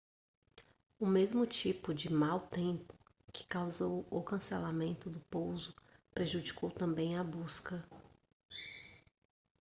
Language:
Portuguese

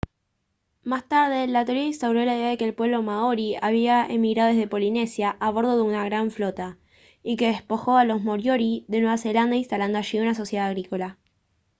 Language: Spanish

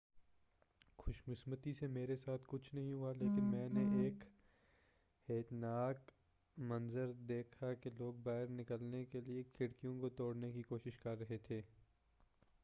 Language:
Urdu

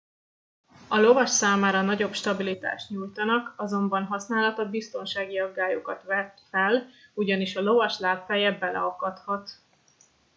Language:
Hungarian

